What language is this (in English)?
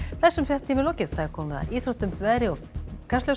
Icelandic